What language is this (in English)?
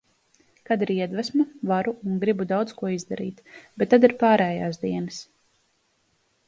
Latvian